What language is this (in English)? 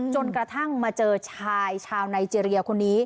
Thai